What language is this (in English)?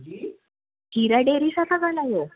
Sindhi